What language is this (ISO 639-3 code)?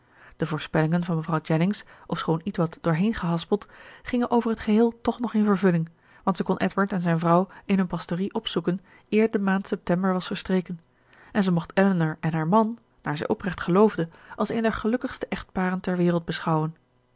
nld